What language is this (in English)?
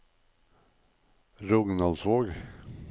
Norwegian